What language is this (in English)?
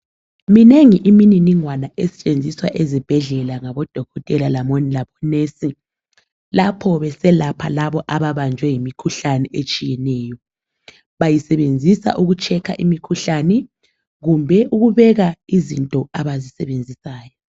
North Ndebele